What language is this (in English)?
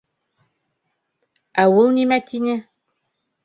Bashkir